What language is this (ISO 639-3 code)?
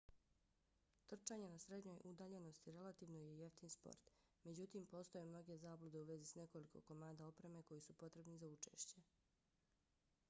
bos